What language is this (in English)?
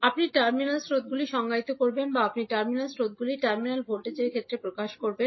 Bangla